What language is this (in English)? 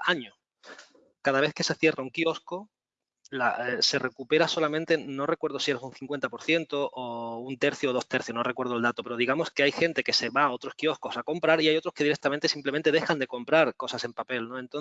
Spanish